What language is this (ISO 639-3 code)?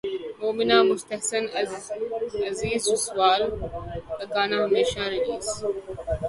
urd